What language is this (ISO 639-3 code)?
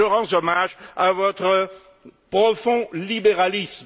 fra